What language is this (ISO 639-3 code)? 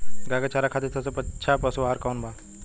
bho